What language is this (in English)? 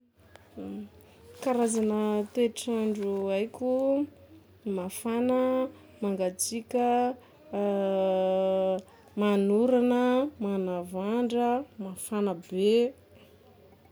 Sakalava Malagasy